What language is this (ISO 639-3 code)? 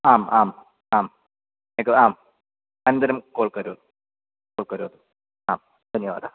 san